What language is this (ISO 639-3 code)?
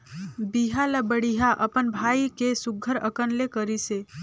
hne